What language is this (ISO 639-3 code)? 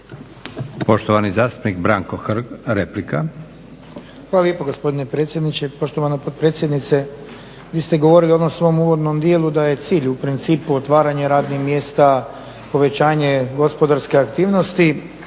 hrv